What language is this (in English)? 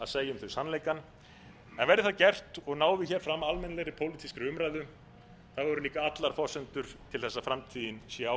Icelandic